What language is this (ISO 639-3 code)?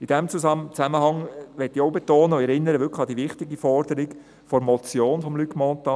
gsw